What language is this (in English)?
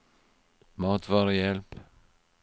Norwegian